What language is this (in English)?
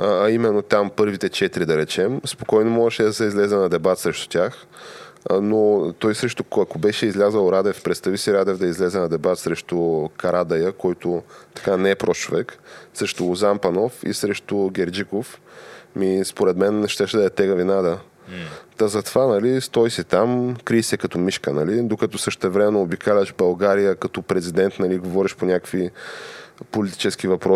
Bulgarian